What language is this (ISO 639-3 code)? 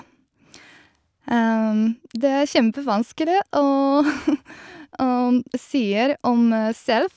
nor